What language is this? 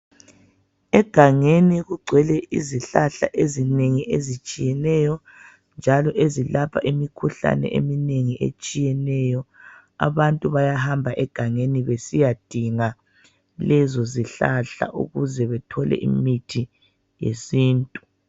North Ndebele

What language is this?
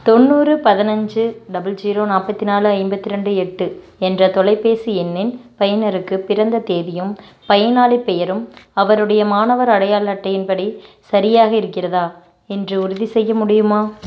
Tamil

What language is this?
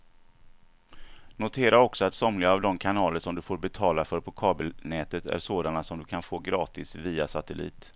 Swedish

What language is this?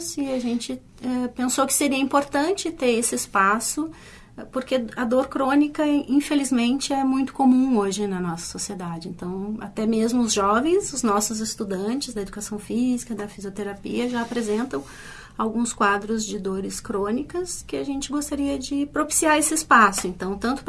Portuguese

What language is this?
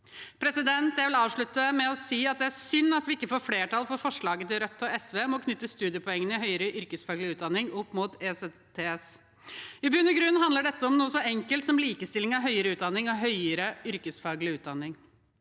Norwegian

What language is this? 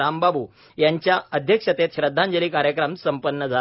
Marathi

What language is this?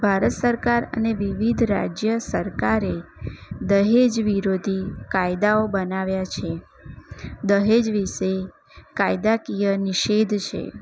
Gujarati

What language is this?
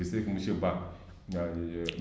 Wolof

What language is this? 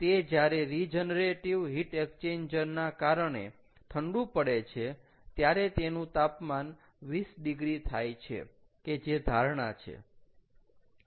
Gujarati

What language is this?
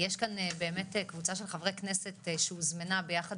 Hebrew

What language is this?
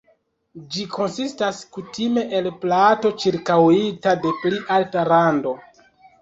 Esperanto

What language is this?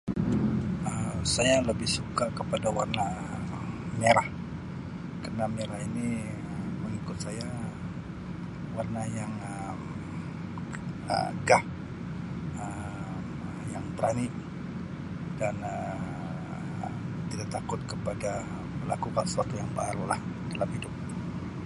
Sabah Malay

